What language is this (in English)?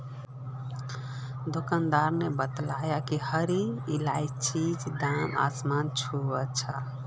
Magahi